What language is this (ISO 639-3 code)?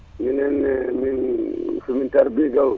ful